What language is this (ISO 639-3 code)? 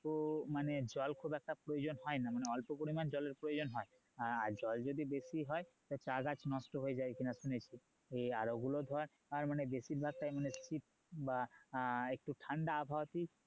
ben